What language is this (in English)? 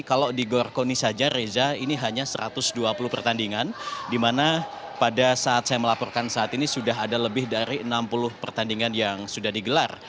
Indonesian